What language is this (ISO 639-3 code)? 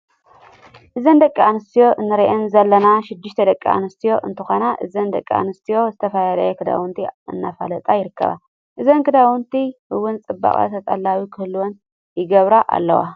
tir